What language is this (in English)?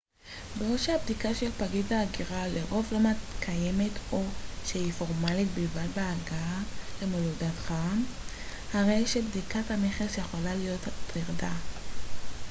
Hebrew